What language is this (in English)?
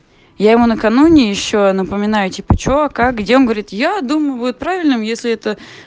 Russian